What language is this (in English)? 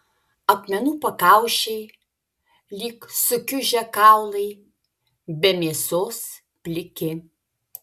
Lithuanian